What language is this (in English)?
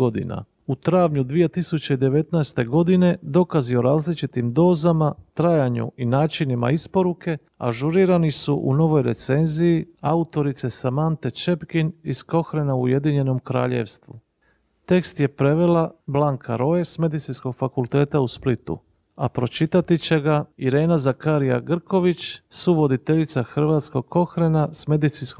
Croatian